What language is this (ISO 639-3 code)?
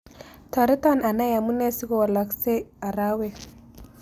kln